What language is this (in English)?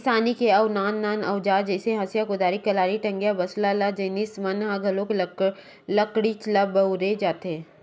Chhattisgarhi